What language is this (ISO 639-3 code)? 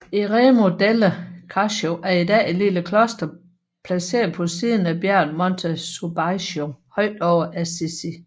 dan